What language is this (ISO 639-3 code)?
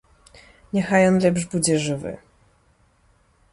bel